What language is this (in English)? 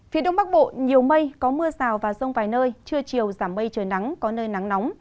Vietnamese